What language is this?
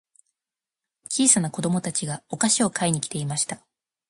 Japanese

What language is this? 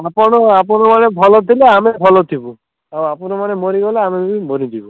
Odia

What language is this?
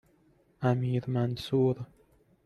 Persian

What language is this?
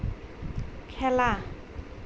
Assamese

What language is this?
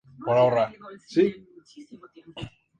Spanish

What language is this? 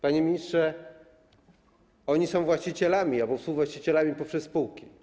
Polish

